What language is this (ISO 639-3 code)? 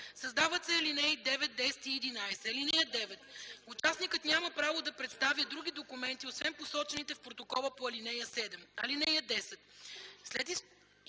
bul